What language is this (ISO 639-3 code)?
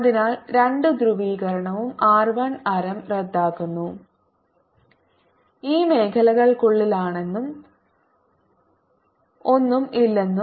mal